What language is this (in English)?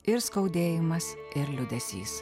Lithuanian